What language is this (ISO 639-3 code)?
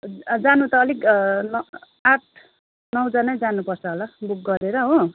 nep